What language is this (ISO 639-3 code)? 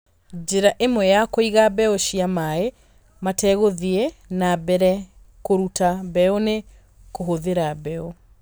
kik